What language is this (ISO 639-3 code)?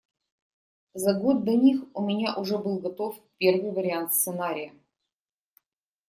rus